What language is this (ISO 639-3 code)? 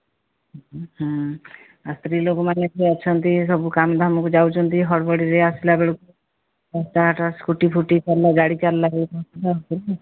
ori